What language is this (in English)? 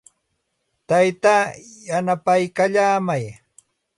Santa Ana de Tusi Pasco Quechua